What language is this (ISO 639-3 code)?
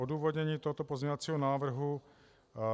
ces